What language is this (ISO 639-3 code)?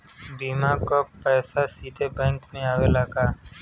bho